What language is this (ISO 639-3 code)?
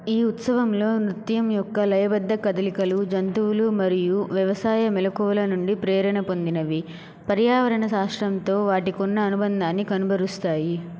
tel